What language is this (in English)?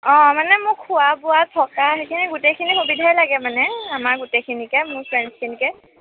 Assamese